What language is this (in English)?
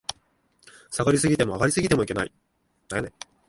Japanese